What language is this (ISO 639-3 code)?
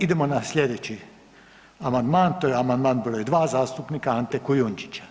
hrv